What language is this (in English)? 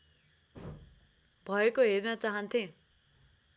Nepali